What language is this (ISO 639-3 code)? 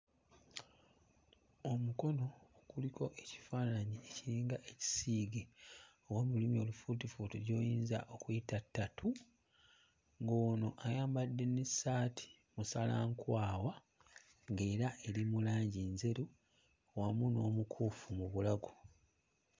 lug